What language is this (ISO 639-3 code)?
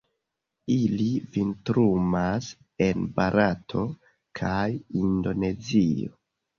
epo